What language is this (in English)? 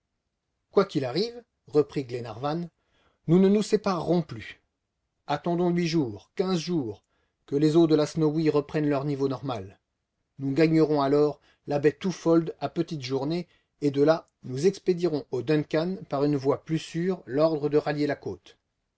French